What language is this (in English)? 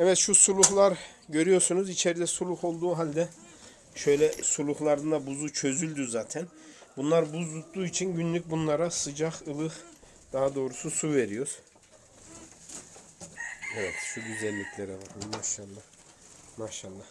Turkish